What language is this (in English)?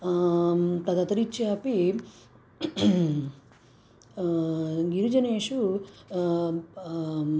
Sanskrit